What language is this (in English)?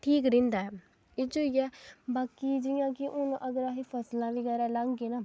Dogri